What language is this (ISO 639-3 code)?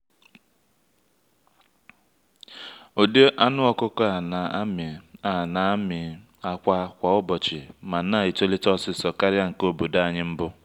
ibo